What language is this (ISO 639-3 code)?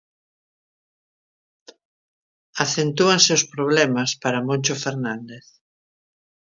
glg